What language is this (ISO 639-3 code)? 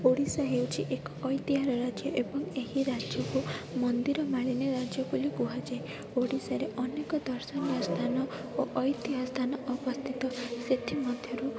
ori